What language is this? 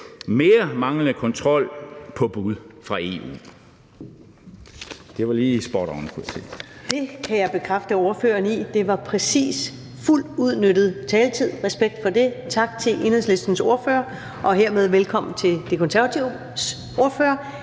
Danish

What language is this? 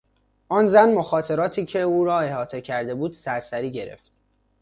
Persian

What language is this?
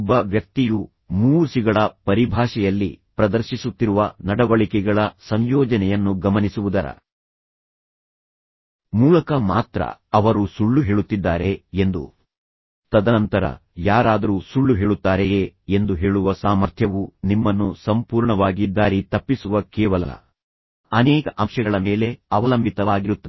Kannada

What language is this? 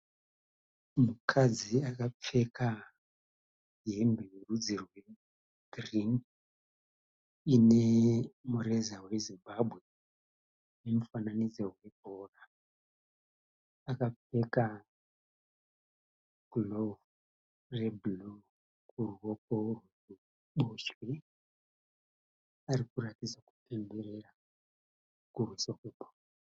Shona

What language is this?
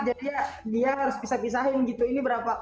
Indonesian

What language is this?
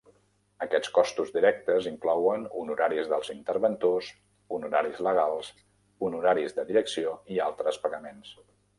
Catalan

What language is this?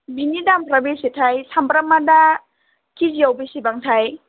Bodo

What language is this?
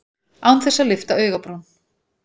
Icelandic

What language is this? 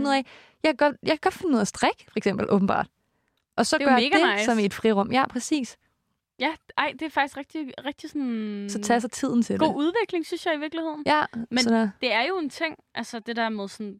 Danish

